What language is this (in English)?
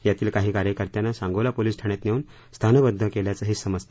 Marathi